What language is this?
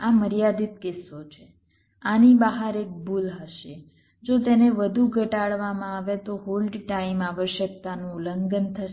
Gujarati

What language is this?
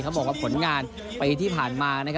Thai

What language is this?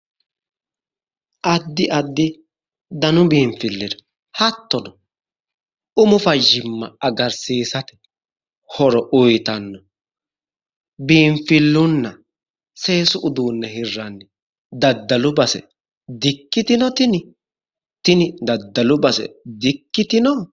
Sidamo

